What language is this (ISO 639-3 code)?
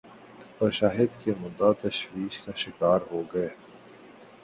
urd